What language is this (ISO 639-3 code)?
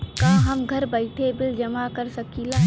bho